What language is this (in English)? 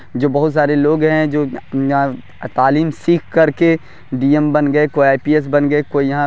Urdu